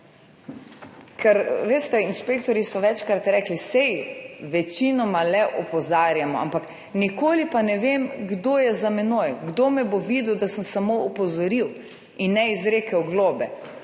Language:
Slovenian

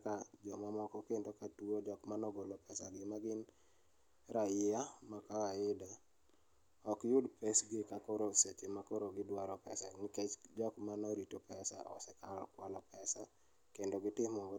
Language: Luo (Kenya and Tanzania)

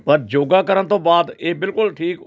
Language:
Punjabi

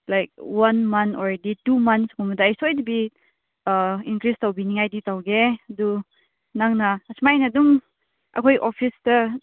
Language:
Manipuri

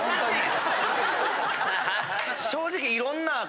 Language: Japanese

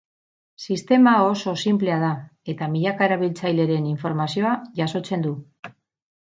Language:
Basque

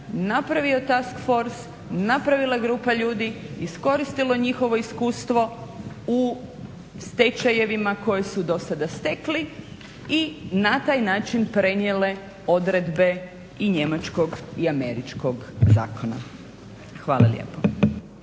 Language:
Croatian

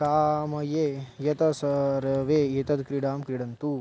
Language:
Sanskrit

